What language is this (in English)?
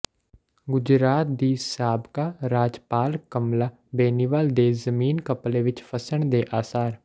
Punjabi